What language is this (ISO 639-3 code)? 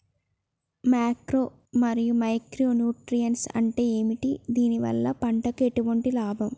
tel